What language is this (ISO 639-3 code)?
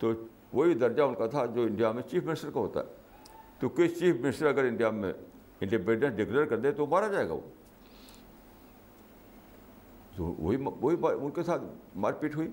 urd